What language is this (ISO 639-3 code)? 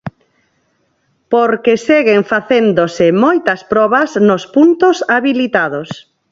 glg